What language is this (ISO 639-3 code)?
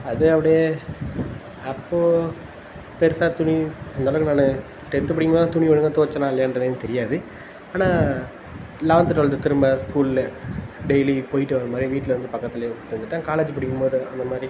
tam